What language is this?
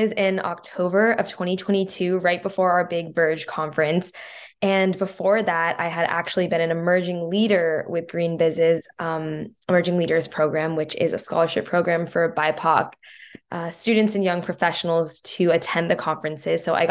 English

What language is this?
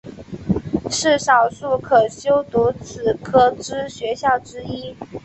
Chinese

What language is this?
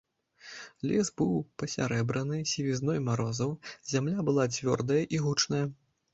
Belarusian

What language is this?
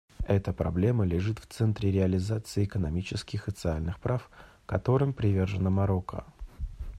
Russian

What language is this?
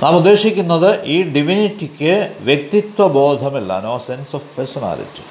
Malayalam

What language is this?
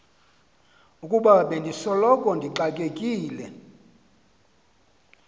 Xhosa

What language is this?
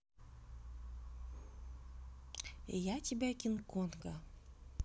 Russian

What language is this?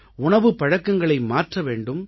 Tamil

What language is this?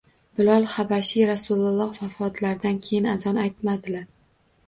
Uzbek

